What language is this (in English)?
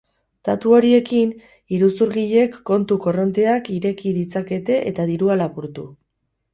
Basque